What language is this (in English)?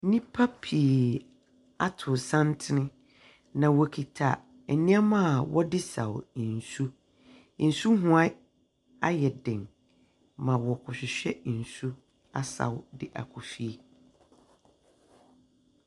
Akan